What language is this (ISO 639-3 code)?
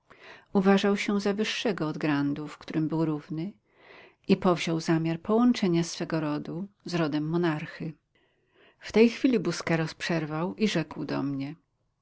pol